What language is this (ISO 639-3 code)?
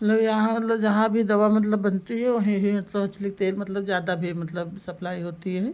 hin